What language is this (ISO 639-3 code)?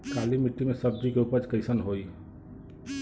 bho